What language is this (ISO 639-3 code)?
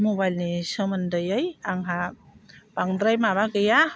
brx